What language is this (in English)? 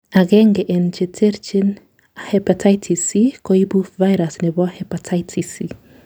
Kalenjin